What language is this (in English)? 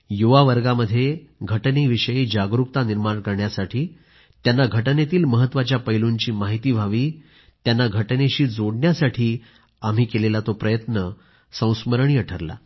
Marathi